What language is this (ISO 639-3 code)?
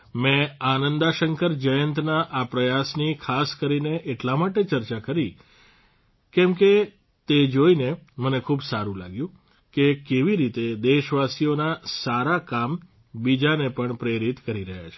guj